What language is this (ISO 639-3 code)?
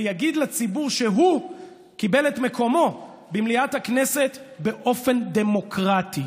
heb